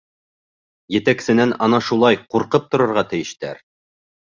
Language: Bashkir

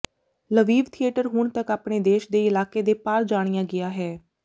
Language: Punjabi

